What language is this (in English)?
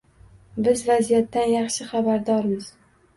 Uzbek